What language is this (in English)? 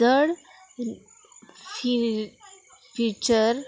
Konkani